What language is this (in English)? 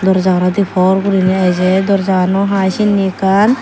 Chakma